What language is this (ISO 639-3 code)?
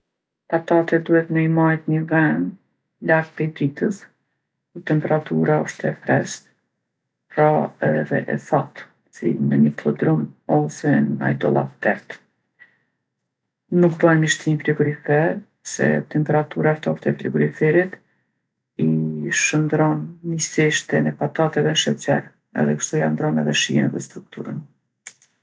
aln